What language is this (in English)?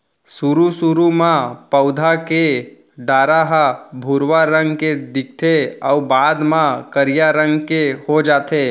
Chhattisgarhi